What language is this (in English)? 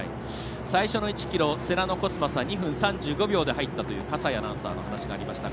Japanese